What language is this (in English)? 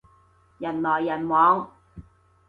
Cantonese